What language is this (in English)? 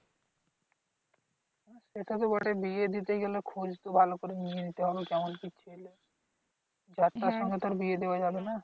Bangla